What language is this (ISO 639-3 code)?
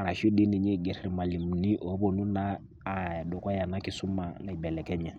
mas